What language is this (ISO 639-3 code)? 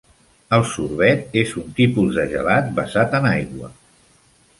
cat